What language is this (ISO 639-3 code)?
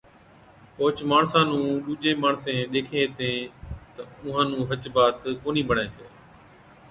odk